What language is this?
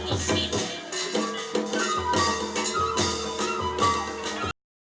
Indonesian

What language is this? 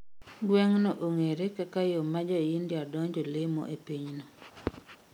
Luo (Kenya and Tanzania)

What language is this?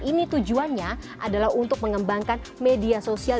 Indonesian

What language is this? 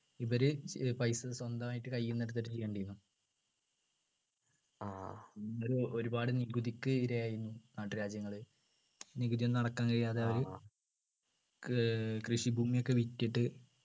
Malayalam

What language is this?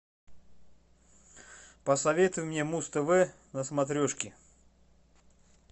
Russian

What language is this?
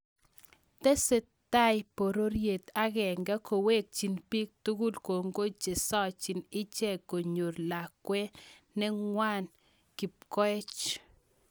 Kalenjin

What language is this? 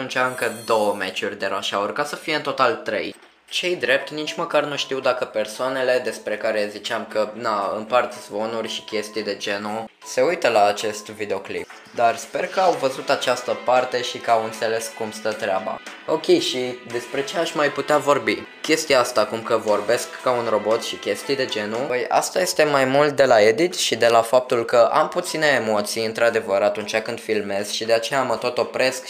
Romanian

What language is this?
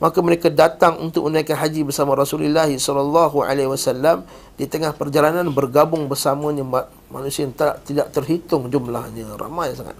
Malay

